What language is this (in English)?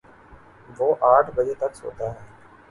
Urdu